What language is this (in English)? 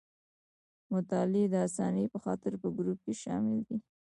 Pashto